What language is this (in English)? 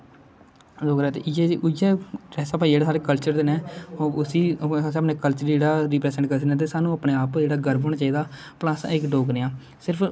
Dogri